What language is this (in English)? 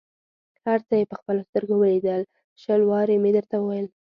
Pashto